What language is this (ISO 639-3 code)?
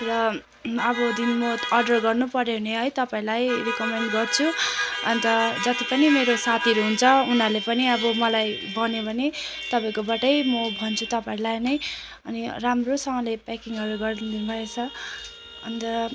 nep